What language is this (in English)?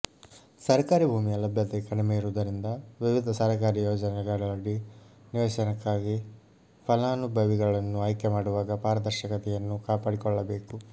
Kannada